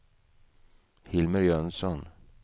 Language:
Swedish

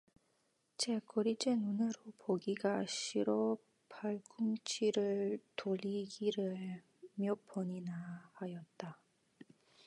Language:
Korean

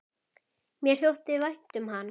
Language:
Icelandic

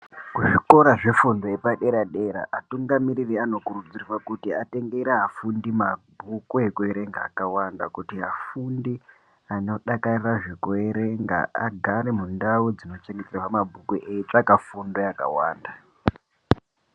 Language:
Ndau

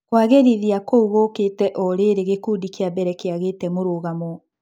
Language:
Kikuyu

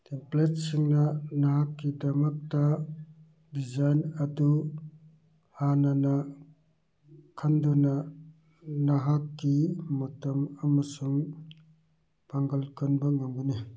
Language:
Manipuri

